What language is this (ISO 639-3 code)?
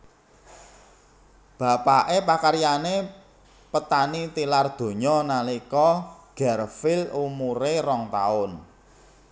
jav